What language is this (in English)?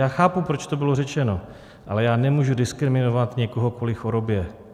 Czech